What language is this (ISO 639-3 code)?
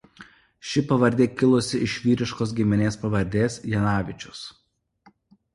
lit